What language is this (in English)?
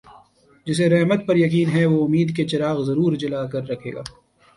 Urdu